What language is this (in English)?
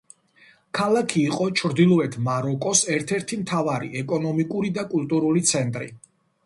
Georgian